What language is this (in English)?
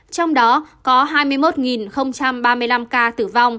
Vietnamese